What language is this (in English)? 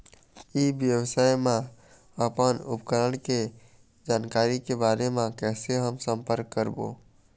Chhattisgarhi